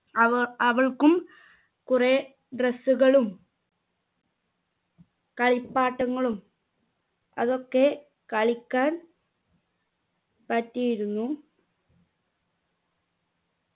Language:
Malayalam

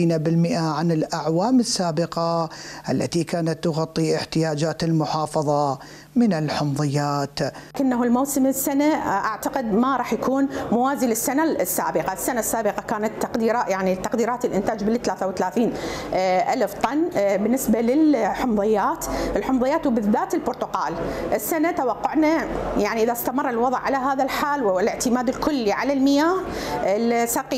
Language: Arabic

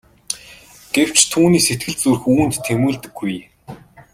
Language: Mongolian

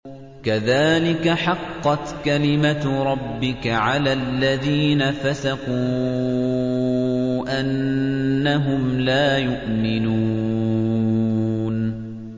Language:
Arabic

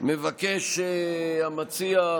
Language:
Hebrew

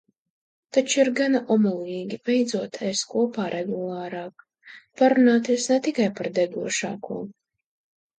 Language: Latvian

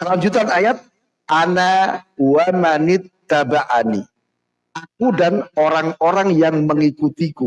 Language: Indonesian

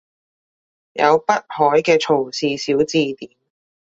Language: Cantonese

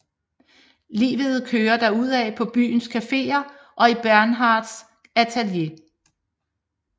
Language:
Danish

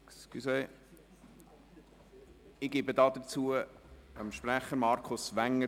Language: Swiss German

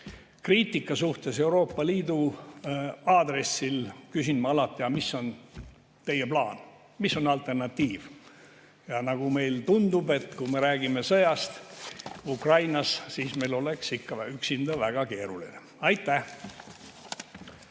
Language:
Estonian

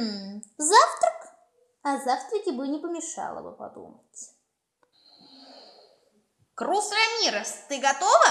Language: Russian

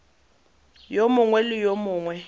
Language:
Tswana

